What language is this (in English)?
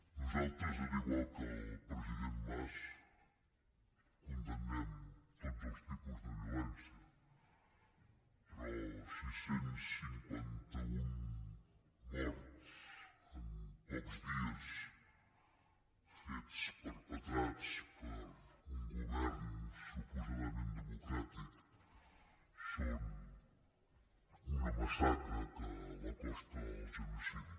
Catalan